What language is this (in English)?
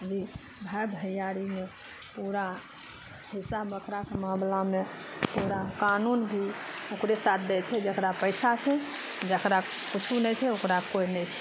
Maithili